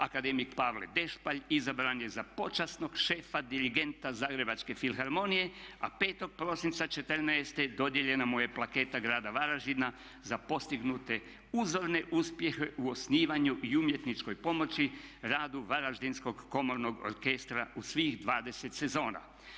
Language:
Croatian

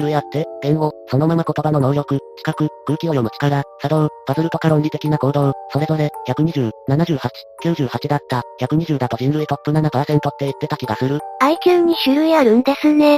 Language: Japanese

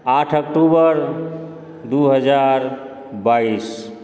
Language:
Maithili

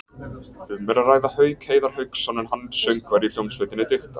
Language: Icelandic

